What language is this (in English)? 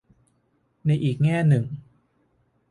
Thai